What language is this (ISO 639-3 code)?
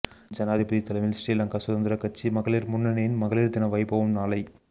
tam